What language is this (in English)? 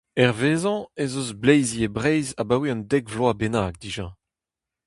Breton